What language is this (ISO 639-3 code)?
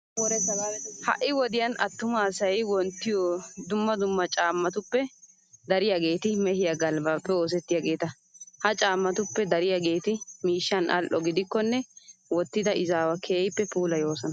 wal